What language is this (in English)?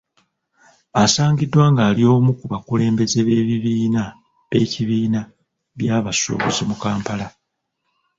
Ganda